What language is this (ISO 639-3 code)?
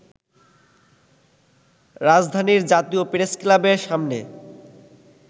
ben